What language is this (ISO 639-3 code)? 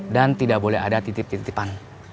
ind